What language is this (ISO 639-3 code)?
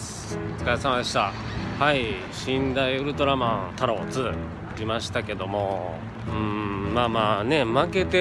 jpn